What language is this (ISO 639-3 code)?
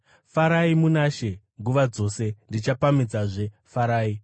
sna